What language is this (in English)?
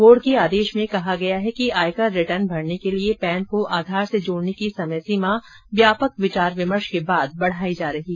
Hindi